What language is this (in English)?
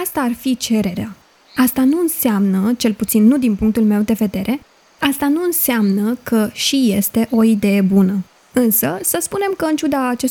Romanian